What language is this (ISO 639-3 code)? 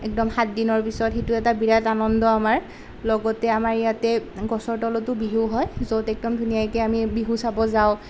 asm